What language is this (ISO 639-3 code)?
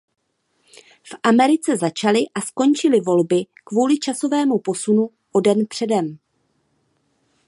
ces